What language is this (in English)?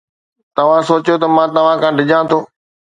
Sindhi